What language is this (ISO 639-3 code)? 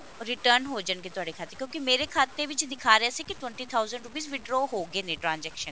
pan